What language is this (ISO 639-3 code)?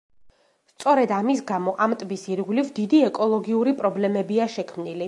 kat